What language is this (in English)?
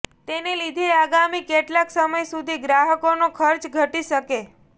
Gujarati